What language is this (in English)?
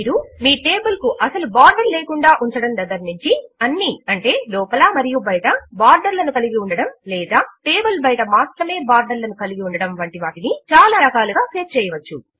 Telugu